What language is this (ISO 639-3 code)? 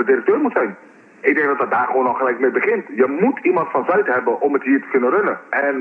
nld